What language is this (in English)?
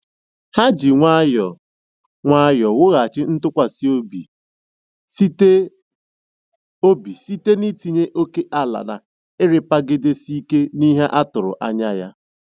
Igbo